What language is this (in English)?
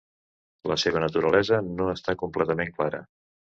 Catalan